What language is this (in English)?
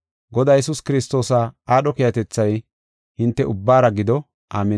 Gofa